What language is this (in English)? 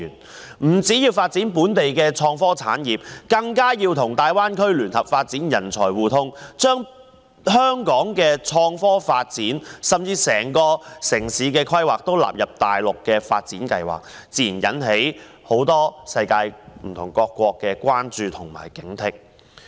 Cantonese